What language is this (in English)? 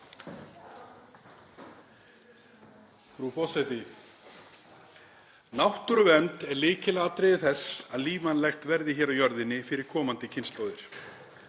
Icelandic